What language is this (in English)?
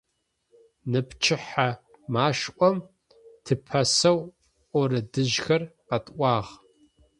Adyghe